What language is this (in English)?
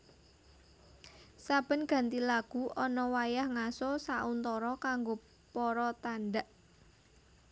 Javanese